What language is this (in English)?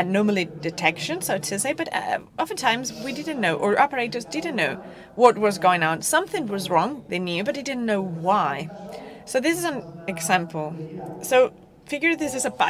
English